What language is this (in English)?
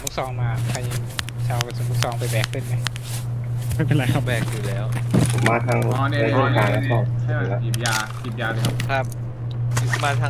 Thai